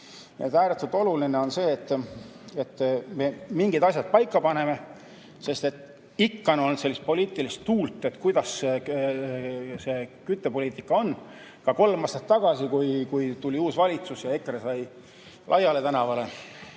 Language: Estonian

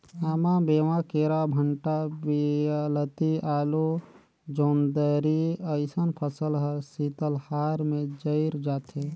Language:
Chhattisgarhi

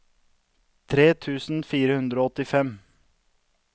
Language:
Norwegian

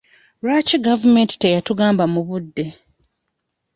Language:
Ganda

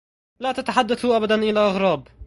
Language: Arabic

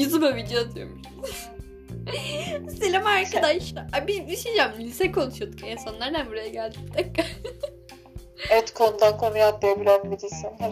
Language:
Turkish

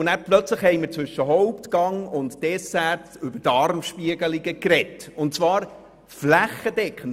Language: Swiss German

